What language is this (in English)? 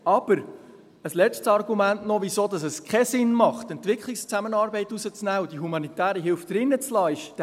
Swiss German